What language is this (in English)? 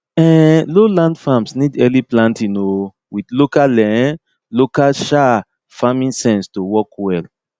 Nigerian Pidgin